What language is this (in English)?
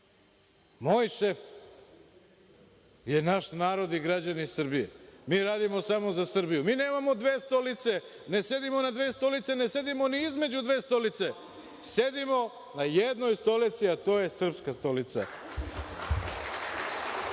Serbian